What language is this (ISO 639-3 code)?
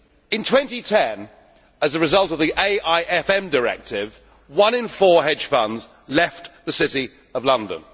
eng